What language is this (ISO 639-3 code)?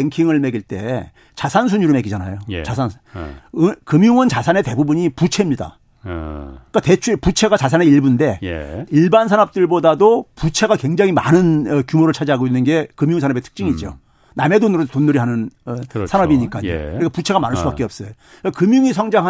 kor